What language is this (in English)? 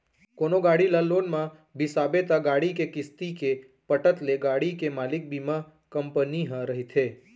Chhattisgarhi